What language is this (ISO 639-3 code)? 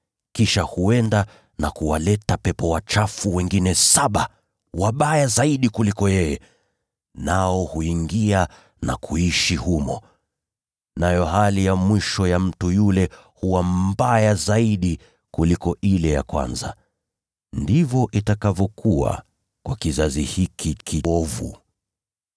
swa